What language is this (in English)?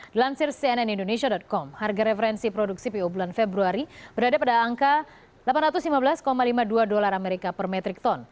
Indonesian